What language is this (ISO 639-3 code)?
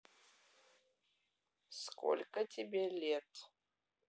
rus